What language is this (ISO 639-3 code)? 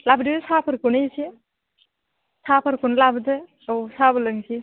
brx